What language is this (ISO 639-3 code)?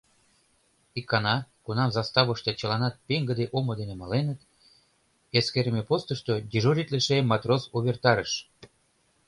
chm